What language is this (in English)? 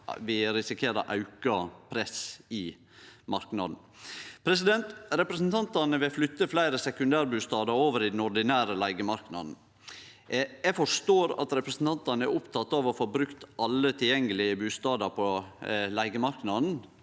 Norwegian